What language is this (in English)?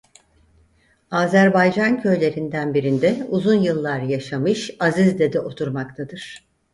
Turkish